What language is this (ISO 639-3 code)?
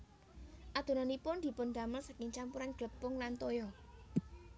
jav